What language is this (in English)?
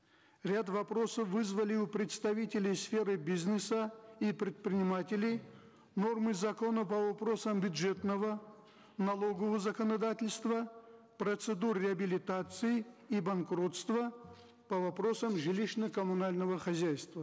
Kazakh